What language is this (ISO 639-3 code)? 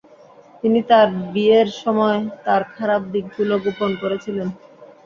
ben